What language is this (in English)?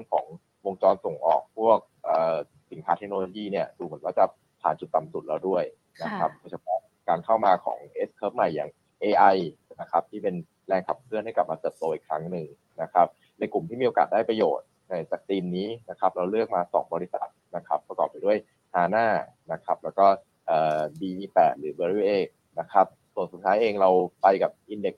Thai